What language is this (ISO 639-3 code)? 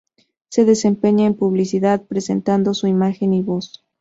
spa